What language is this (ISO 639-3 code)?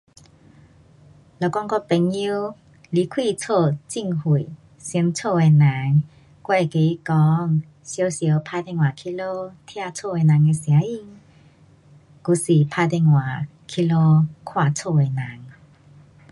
cpx